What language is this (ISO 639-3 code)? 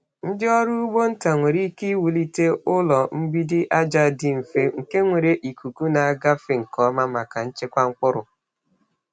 ibo